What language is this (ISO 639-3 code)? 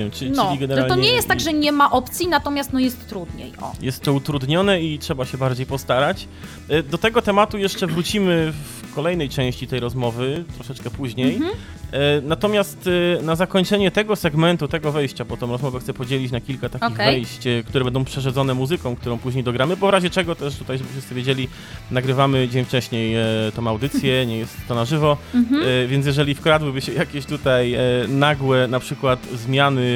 pol